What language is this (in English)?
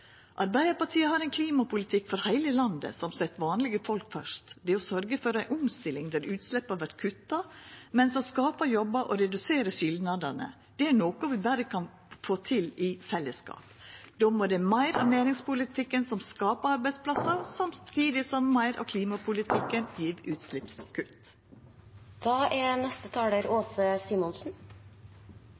Norwegian